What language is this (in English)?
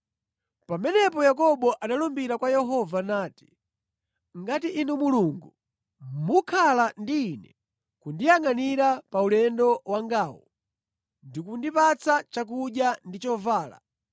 Nyanja